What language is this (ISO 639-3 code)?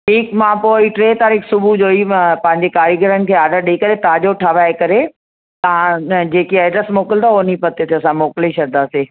snd